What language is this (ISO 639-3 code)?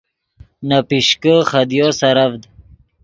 ydg